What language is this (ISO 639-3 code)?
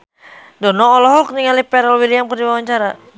sun